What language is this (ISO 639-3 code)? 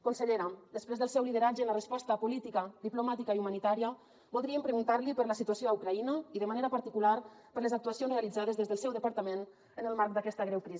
cat